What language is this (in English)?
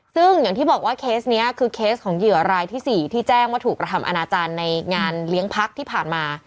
Thai